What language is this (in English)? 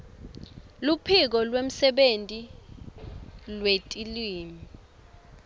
Swati